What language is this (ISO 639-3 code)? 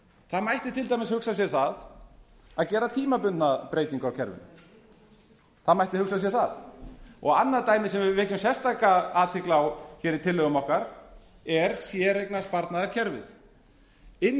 isl